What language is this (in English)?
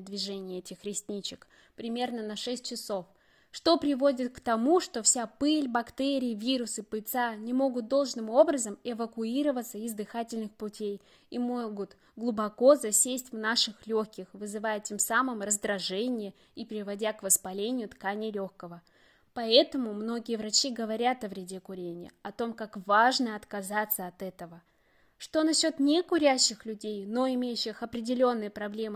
Russian